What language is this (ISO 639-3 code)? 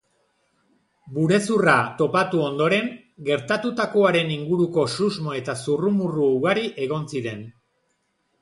eus